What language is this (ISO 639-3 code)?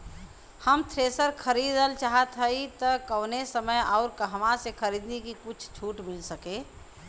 bho